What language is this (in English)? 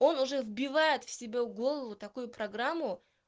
Russian